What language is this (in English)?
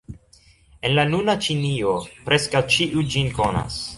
Esperanto